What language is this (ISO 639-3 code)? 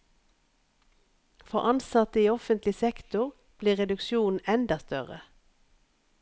nor